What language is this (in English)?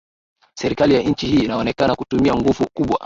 Swahili